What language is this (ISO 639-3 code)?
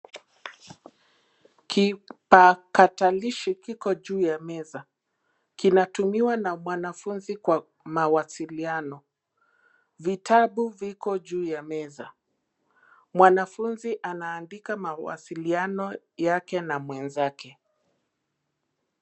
swa